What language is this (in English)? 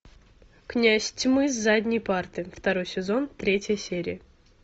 Russian